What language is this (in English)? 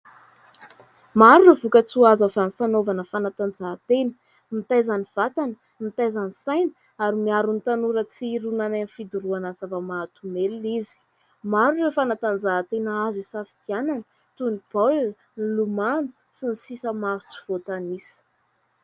Malagasy